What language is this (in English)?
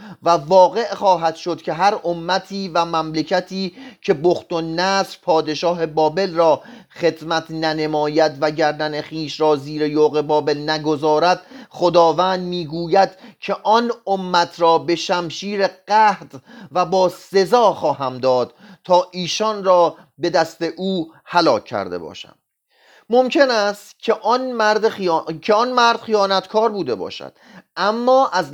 Persian